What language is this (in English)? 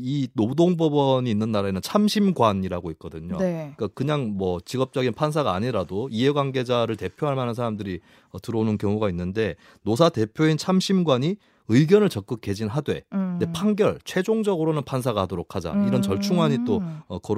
Korean